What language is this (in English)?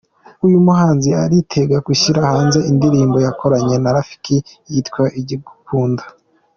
Kinyarwanda